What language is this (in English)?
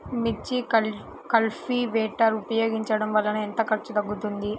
Telugu